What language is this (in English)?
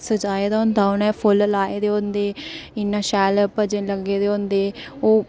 Dogri